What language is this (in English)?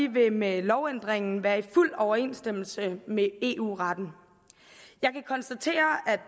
Danish